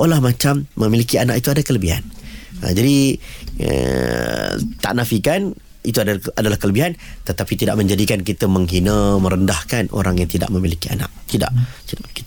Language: Malay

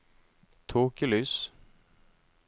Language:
Norwegian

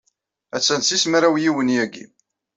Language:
Kabyle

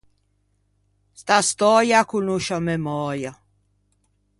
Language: Ligurian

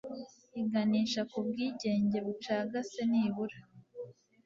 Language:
Kinyarwanda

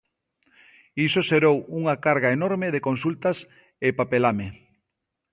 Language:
Galician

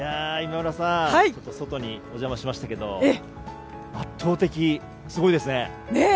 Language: Japanese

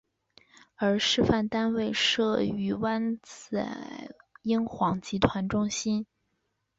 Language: Chinese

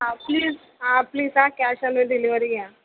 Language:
Marathi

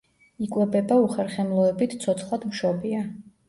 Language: Georgian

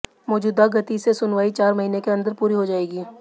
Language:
Hindi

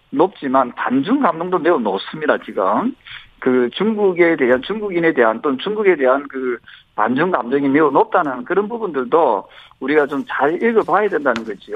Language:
Korean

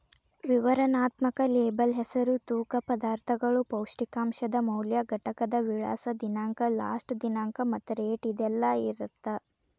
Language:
Kannada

